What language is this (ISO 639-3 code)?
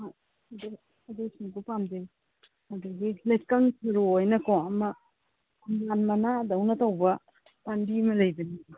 mni